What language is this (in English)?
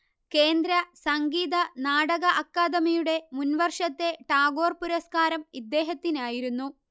Malayalam